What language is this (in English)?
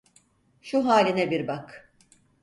Turkish